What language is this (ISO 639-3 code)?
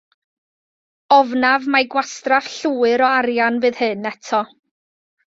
cym